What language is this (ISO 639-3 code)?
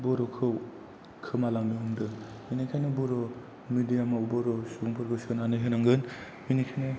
brx